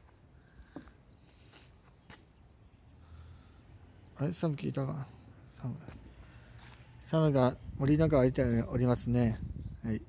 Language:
Japanese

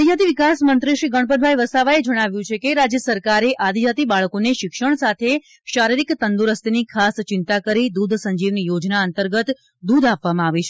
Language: Gujarati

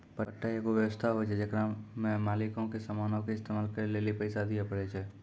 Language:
Maithili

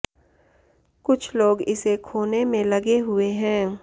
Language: Hindi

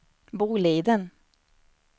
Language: Swedish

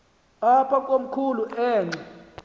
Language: Xhosa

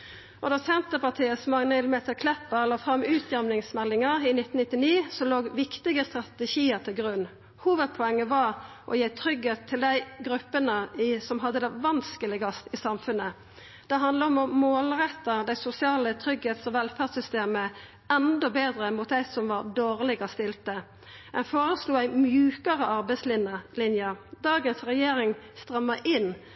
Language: Norwegian Nynorsk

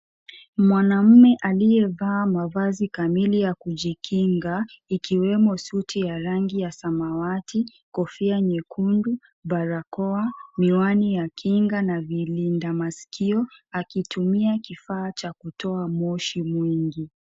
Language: Swahili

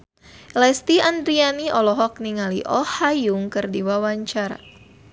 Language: Sundanese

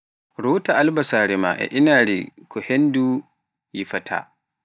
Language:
Pular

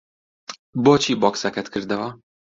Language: Central Kurdish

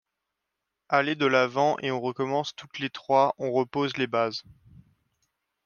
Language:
French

